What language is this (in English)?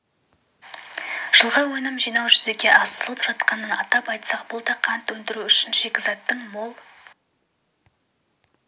Kazakh